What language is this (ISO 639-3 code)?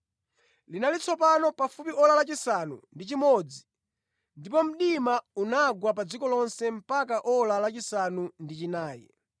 nya